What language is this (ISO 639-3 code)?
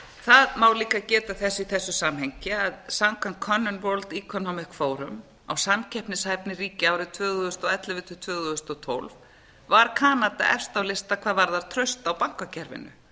isl